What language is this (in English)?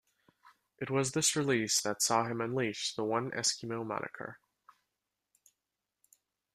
English